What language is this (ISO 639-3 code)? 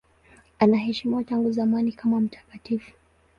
swa